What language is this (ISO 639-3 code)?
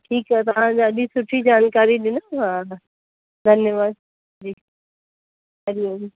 snd